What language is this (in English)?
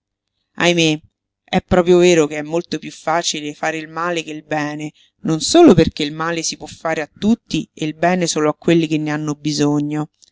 Italian